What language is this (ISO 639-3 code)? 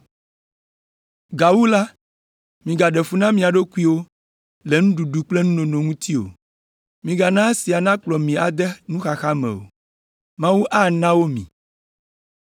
ewe